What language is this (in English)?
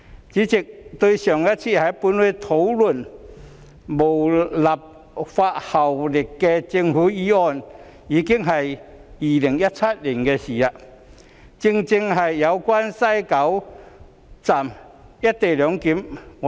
Cantonese